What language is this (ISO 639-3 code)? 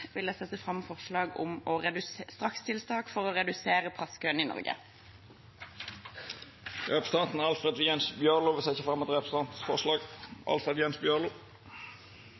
nor